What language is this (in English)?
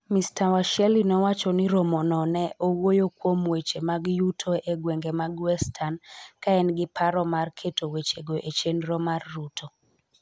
Luo (Kenya and Tanzania)